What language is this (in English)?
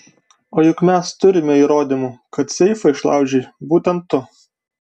Lithuanian